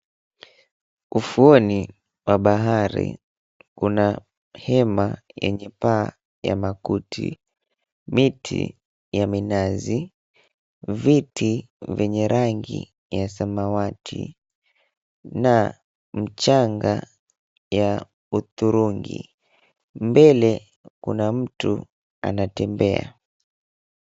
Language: Swahili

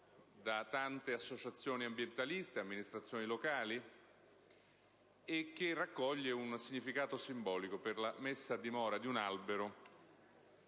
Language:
Italian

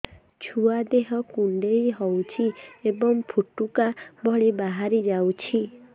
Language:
Odia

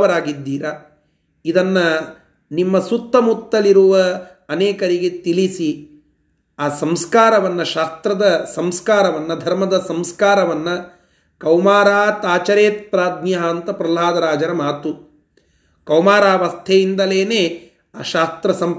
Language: Kannada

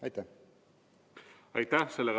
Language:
Estonian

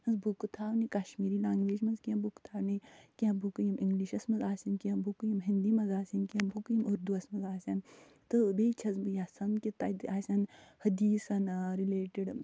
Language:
Kashmiri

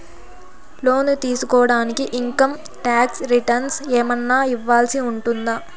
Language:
Telugu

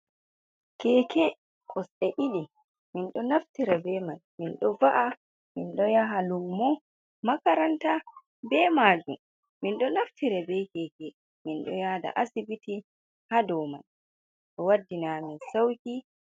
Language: Fula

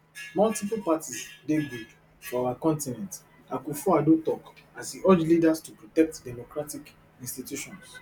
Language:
Nigerian Pidgin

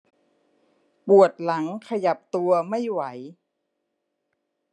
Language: Thai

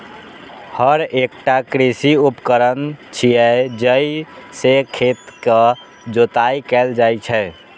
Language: Maithili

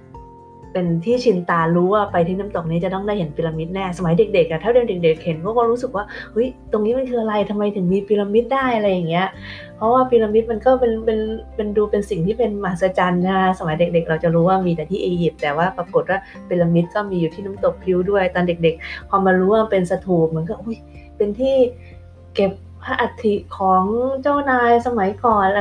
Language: Thai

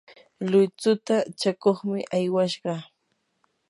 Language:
Yanahuanca Pasco Quechua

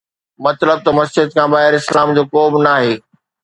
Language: Sindhi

